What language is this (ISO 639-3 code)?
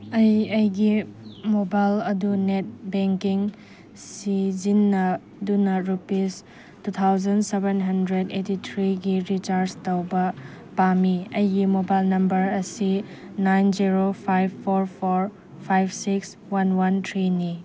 mni